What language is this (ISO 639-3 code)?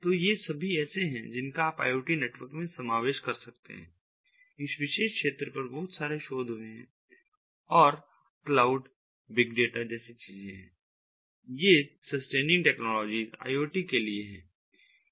hin